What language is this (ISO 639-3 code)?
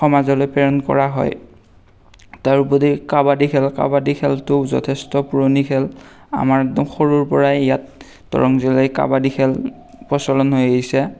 asm